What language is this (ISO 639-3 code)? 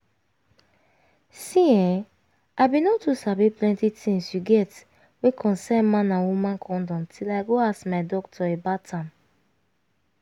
pcm